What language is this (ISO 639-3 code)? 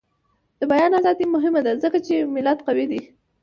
pus